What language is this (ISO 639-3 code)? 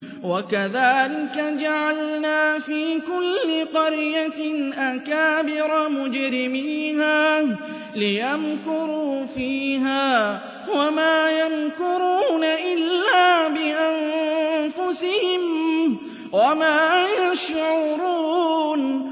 ara